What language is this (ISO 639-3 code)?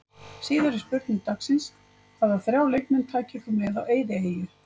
isl